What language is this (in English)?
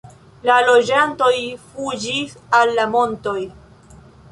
Esperanto